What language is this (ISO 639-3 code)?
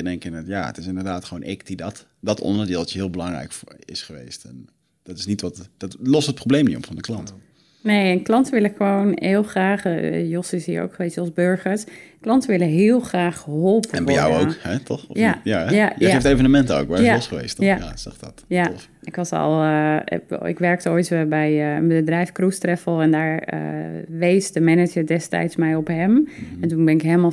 nld